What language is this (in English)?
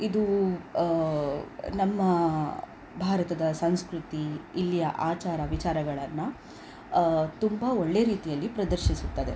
Kannada